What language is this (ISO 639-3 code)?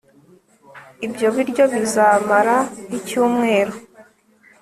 kin